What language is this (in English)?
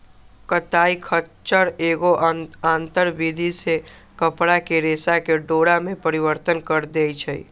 Magahi